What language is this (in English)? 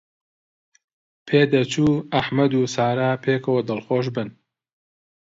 Central Kurdish